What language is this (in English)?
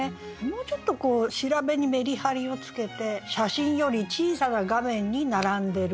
Japanese